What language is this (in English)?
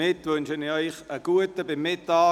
Swiss German